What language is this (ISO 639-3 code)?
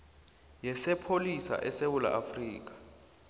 nbl